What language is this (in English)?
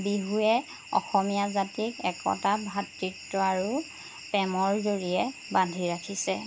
Assamese